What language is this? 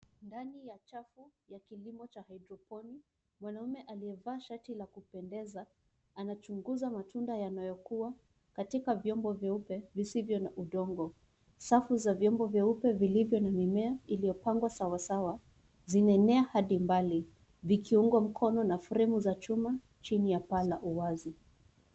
Swahili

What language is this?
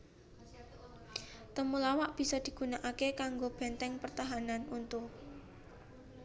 Javanese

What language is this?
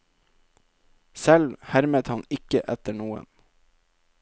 Norwegian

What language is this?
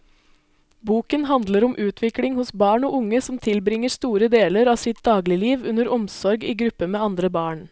Norwegian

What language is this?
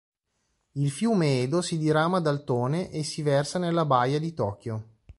Italian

